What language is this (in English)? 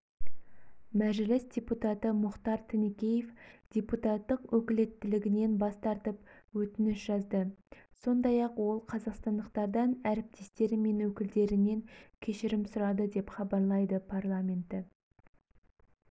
Kazakh